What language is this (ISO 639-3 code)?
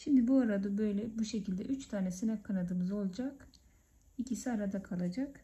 tur